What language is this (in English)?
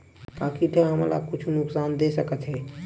Chhattisgarhi